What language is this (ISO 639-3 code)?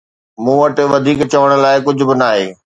snd